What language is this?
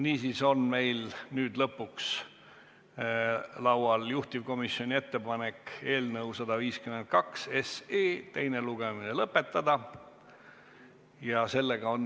Estonian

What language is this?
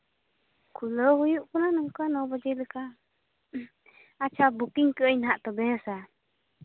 Santali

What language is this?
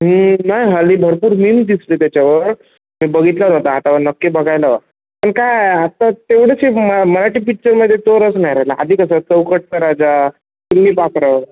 Marathi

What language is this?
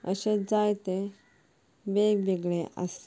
Konkani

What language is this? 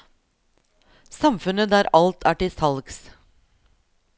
Norwegian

